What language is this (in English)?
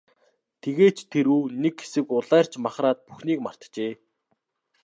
Mongolian